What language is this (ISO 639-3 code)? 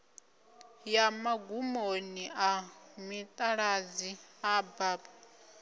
ven